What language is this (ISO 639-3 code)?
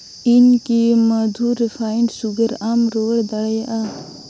sat